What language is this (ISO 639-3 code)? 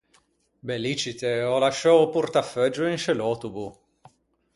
lij